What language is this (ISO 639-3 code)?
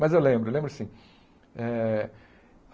por